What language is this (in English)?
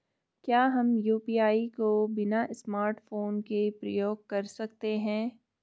Hindi